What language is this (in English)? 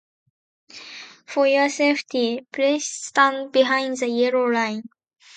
Japanese